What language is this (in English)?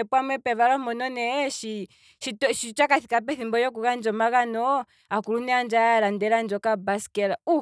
Kwambi